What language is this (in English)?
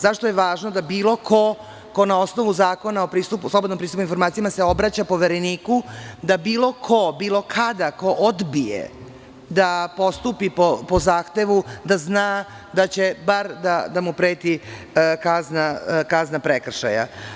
Serbian